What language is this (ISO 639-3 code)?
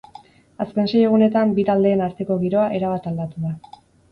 eus